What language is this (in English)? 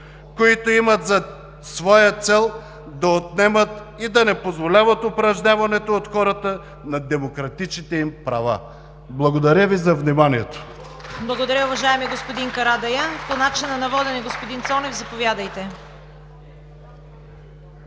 Bulgarian